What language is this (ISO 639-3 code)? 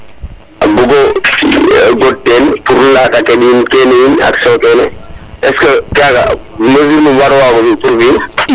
srr